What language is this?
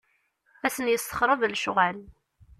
Kabyle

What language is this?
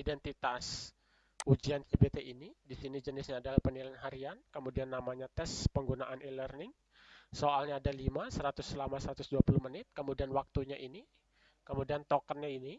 Indonesian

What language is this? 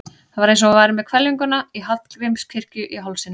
Icelandic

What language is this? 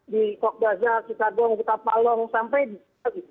Indonesian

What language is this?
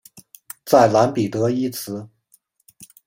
Chinese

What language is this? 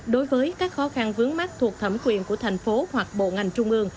Vietnamese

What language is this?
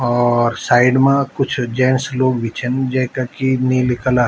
Garhwali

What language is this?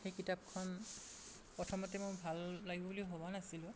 Assamese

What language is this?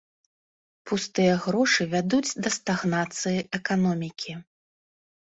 Belarusian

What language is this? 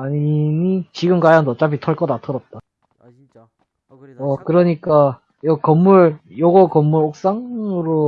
Korean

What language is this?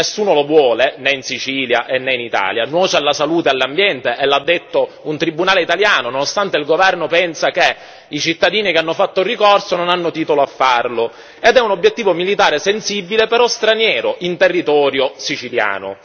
Italian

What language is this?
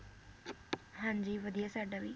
Punjabi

